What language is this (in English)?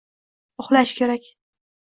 Uzbek